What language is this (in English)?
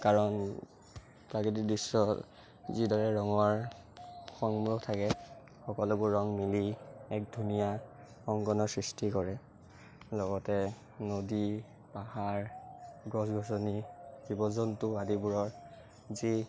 Assamese